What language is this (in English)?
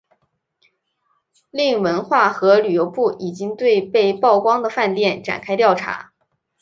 Chinese